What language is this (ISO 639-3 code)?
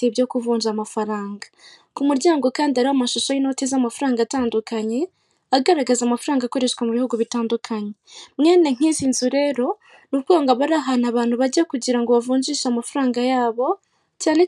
kin